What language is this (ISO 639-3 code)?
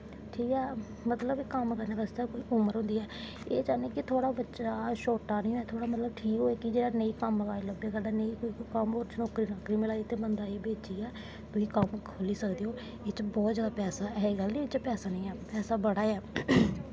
doi